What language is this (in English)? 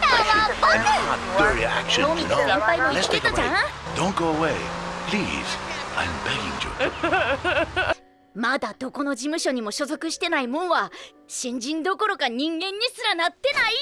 Japanese